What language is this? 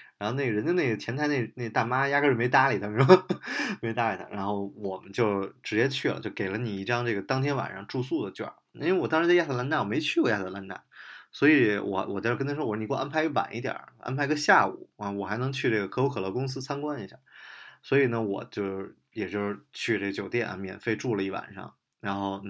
Chinese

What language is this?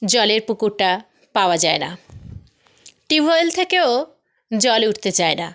Bangla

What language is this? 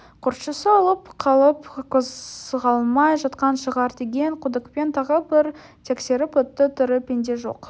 Kazakh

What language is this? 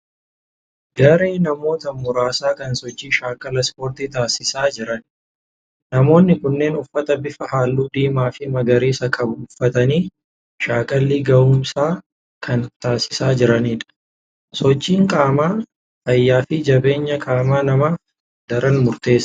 Oromo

